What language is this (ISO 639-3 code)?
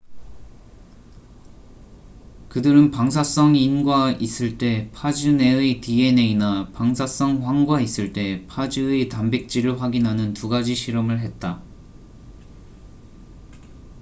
kor